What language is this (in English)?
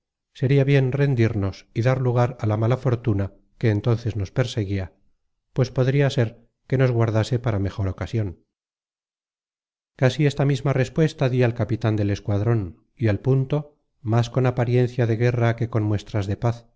Spanish